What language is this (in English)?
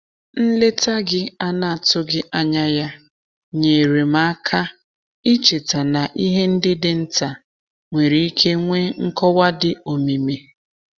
Igbo